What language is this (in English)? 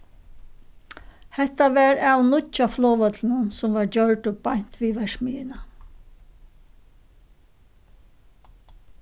Faroese